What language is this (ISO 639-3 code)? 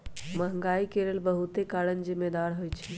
mag